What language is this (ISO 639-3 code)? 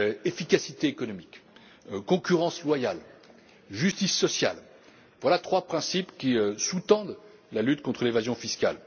fra